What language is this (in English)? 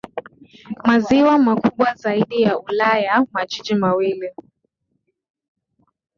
Swahili